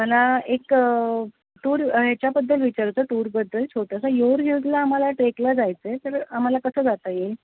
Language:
Marathi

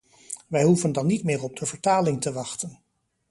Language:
Dutch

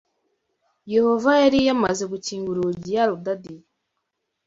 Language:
Kinyarwanda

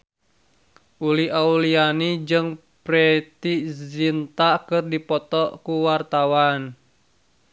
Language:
Sundanese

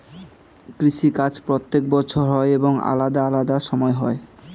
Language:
Bangla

